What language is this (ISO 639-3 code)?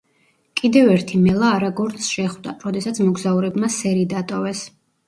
kat